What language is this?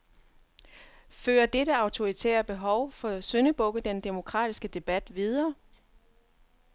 Danish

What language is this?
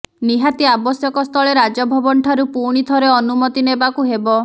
Odia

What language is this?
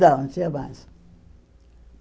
Portuguese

